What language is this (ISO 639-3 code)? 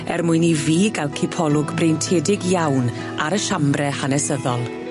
cym